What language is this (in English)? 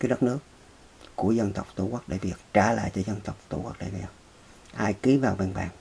Vietnamese